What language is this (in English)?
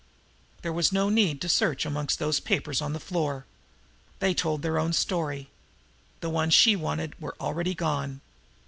English